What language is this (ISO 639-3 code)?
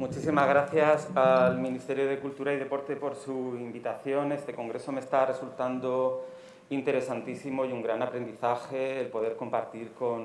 spa